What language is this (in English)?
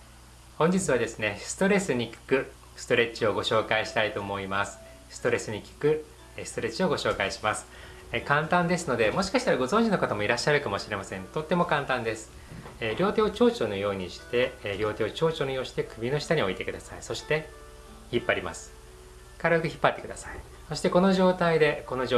Japanese